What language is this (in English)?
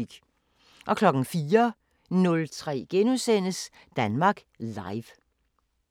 Danish